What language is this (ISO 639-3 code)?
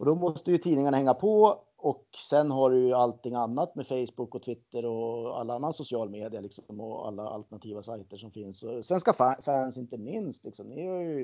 swe